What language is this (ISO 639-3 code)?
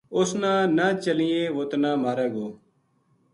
gju